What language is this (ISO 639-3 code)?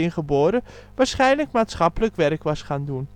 nld